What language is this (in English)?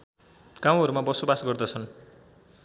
Nepali